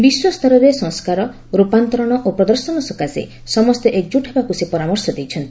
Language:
Odia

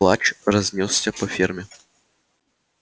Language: Russian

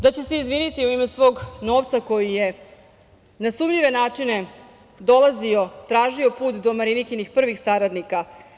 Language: Serbian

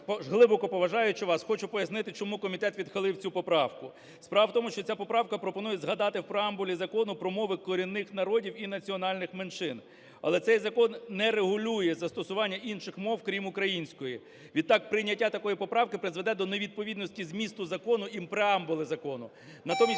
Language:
Ukrainian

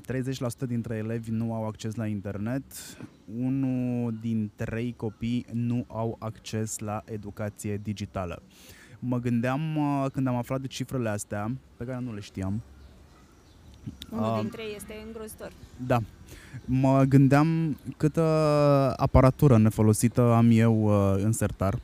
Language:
Romanian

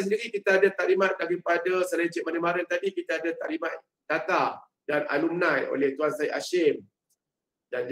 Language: Malay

